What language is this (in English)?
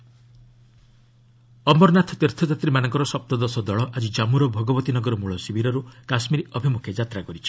Odia